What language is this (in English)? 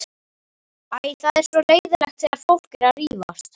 Icelandic